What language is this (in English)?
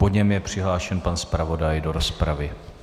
Czech